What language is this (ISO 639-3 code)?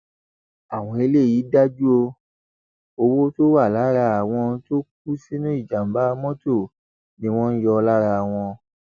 yor